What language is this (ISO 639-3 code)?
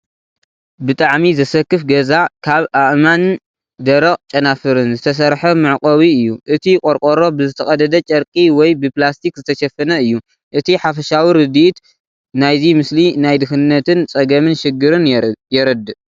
tir